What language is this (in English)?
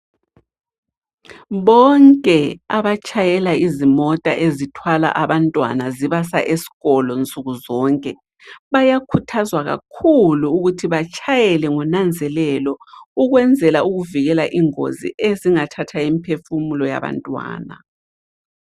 North Ndebele